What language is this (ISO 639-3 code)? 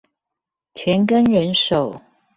zho